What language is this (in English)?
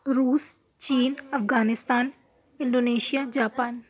Urdu